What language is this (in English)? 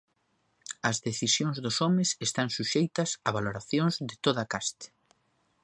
Galician